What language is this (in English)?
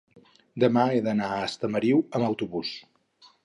Catalan